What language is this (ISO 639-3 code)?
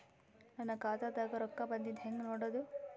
kan